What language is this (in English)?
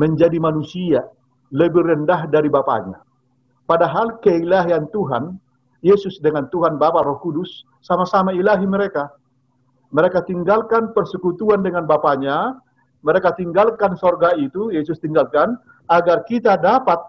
Indonesian